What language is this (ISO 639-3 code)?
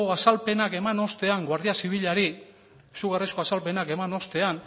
eus